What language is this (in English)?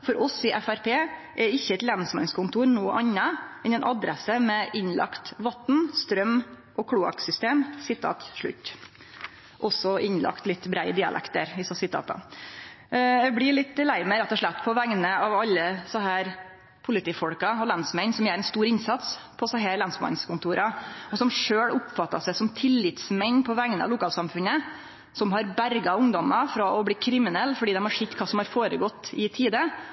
Norwegian Nynorsk